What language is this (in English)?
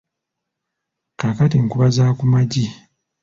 Ganda